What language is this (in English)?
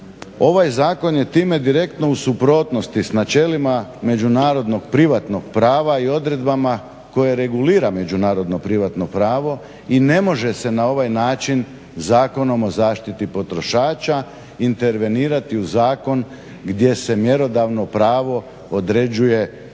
Croatian